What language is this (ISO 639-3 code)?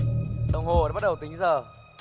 vie